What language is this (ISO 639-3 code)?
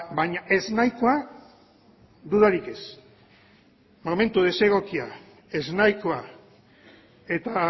eus